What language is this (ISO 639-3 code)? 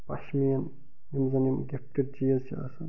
kas